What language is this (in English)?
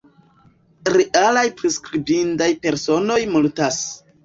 Esperanto